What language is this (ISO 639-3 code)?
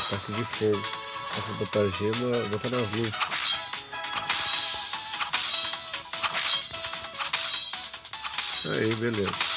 por